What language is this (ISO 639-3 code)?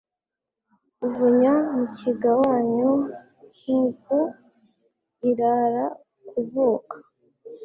kin